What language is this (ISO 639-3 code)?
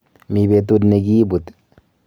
kln